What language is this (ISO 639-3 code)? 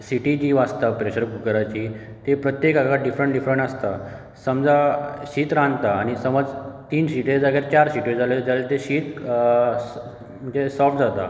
kok